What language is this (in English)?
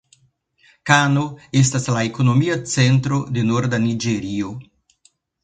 Esperanto